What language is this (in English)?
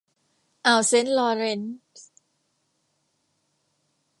Thai